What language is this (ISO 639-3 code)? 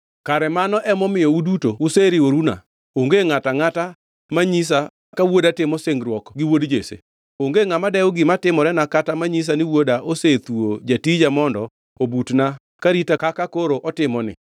luo